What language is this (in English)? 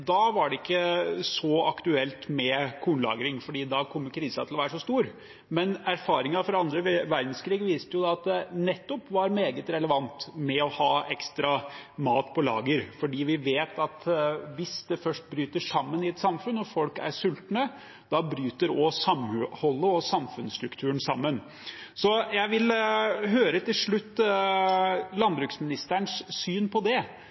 Norwegian Bokmål